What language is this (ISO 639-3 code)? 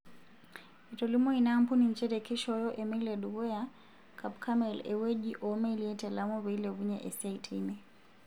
mas